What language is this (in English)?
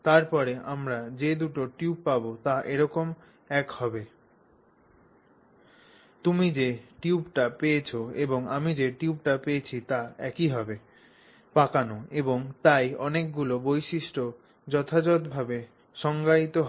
Bangla